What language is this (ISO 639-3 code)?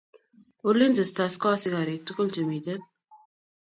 kln